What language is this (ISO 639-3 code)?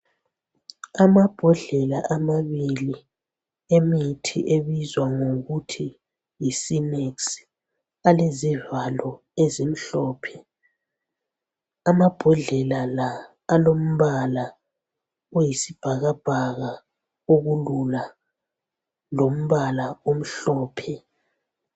nde